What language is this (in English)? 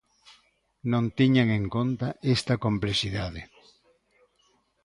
Galician